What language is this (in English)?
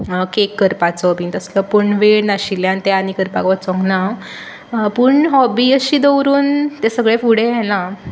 Konkani